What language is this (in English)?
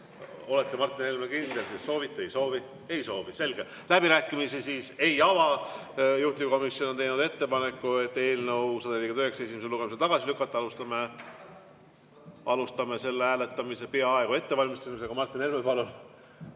Estonian